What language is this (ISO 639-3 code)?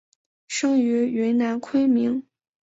zho